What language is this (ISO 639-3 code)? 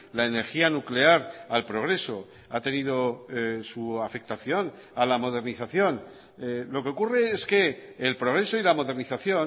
spa